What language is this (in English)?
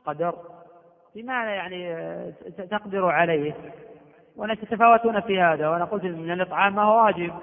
Arabic